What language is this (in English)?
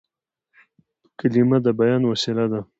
Pashto